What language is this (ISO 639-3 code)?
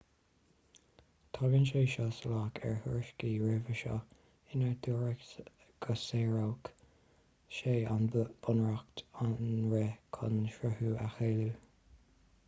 gle